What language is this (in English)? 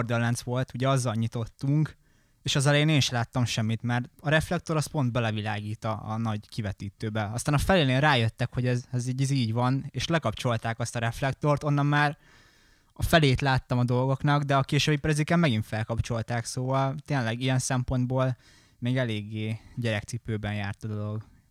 Hungarian